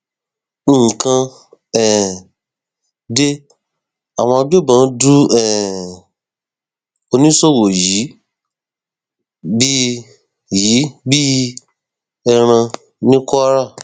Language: Yoruba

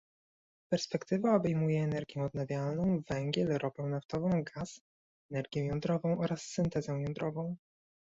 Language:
Polish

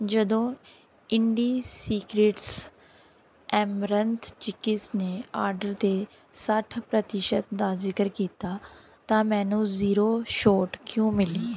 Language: Punjabi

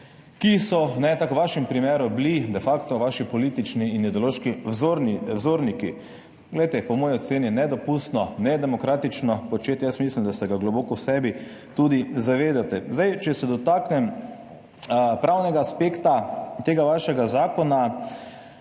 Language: Slovenian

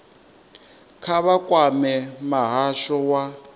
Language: Venda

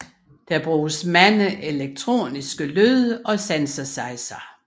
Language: Danish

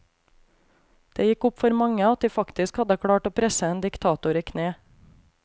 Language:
Norwegian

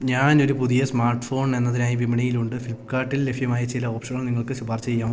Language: Malayalam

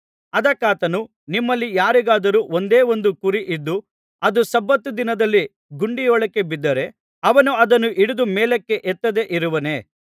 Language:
Kannada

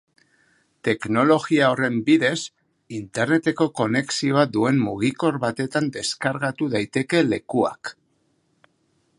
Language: Basque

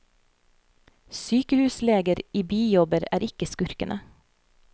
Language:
Norwegian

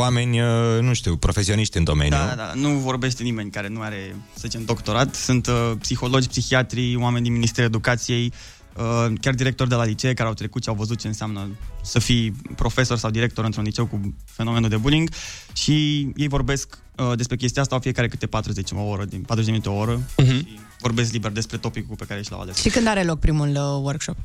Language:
Romanian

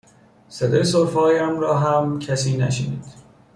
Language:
Persian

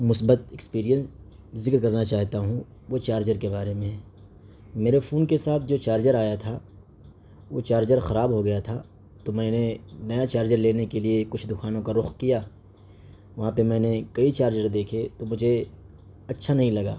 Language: Urdu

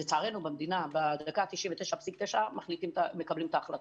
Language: Hebrew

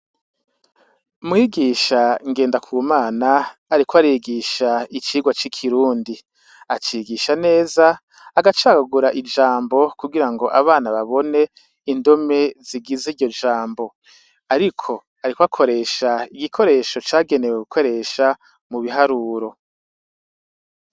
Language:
Rundi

